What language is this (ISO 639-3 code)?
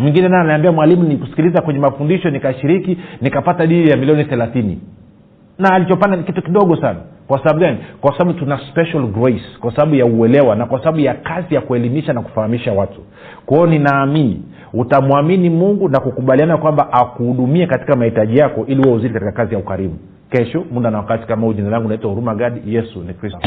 swa